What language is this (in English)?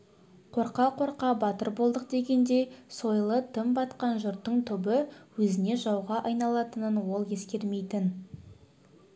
Kazakh